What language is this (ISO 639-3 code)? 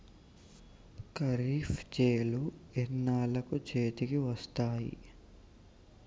tel